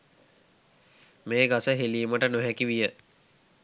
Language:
Sinhala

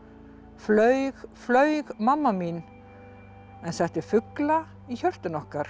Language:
Icelandic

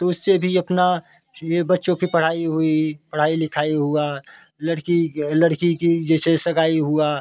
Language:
Hindi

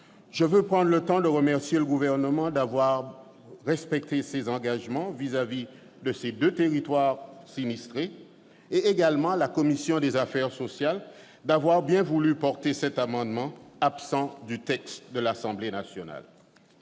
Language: French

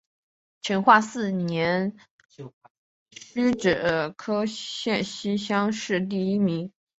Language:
Chinese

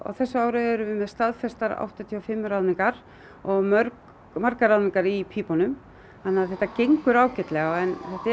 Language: Icelandic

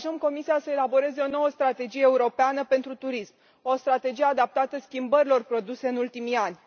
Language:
Romanian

